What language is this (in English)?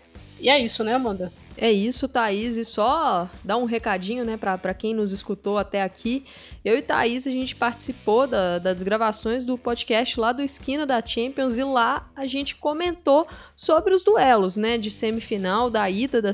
Portuguese